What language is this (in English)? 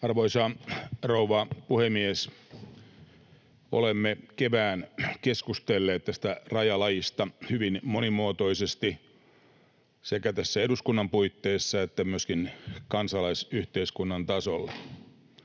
Finnish